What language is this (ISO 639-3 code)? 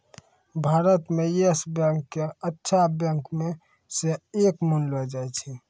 mai